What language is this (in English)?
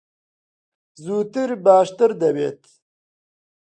Central Kurdish